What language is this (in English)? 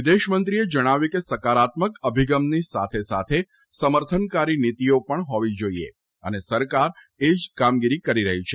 Gujarati